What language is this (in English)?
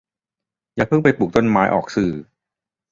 Thai